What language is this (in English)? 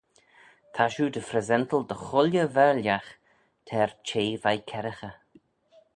Manx